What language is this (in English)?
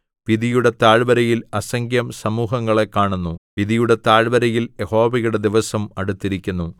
Malayalam